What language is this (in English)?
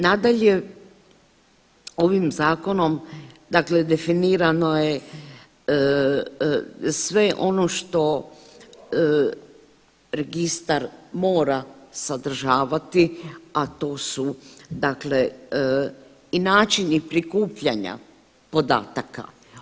Croatian